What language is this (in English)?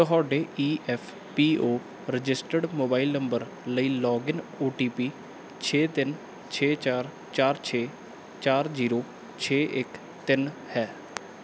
Punjabi